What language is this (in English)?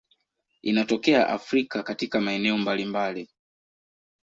Swahili